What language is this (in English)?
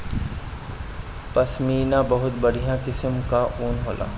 Bhojpuri